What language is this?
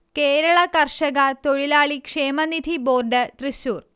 Malayalam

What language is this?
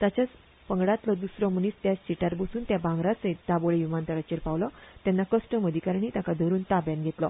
Konkani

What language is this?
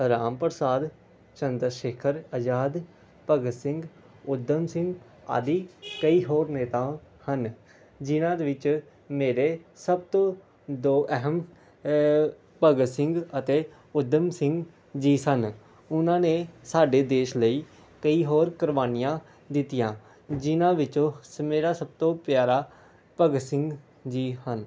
Punjabi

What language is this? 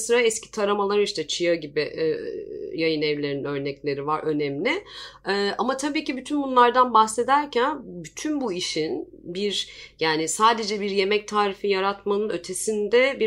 Turkish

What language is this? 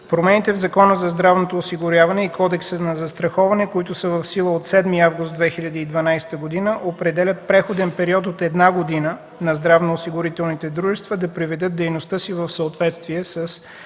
Bulgarian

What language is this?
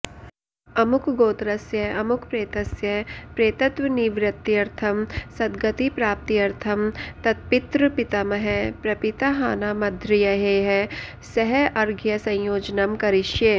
Sanskrit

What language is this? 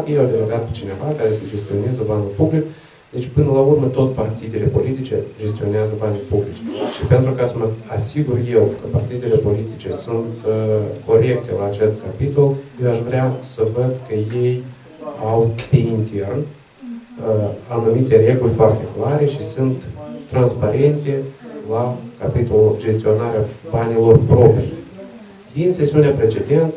Romanian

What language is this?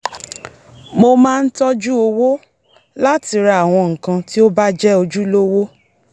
Yoruba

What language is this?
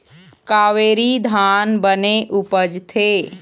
Chhattisgarhi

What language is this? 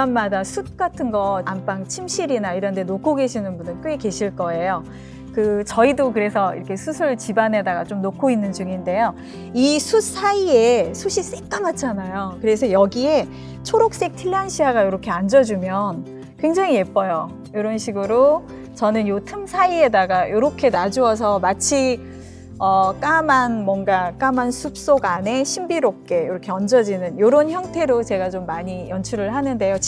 Korean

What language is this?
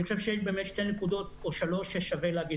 Hebrew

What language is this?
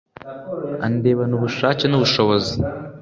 Kinyarwanda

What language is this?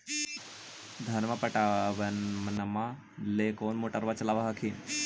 Magahi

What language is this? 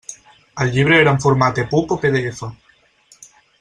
Catalan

